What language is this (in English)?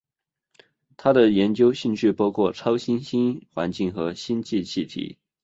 Chinese